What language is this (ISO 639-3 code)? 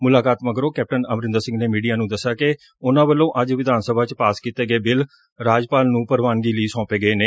pan